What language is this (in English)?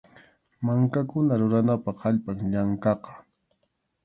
Arequipa-La Unión Quechua